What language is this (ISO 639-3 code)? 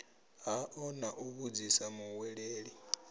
ven